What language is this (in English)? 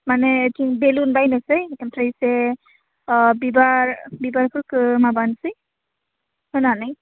Bodo